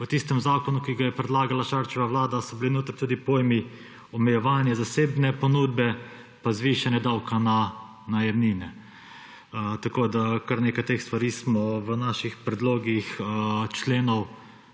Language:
Slovenian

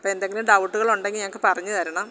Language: Malayalam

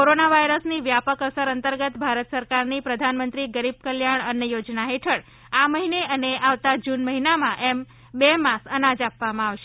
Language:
Gujarati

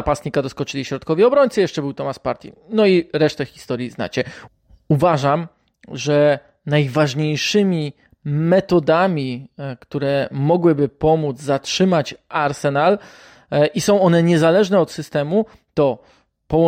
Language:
Polish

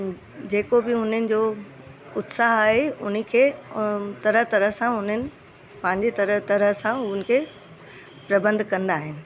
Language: Sindhi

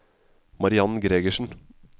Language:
Norwegian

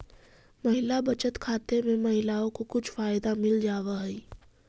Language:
Magahi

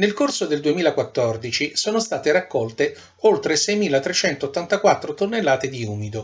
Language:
Italian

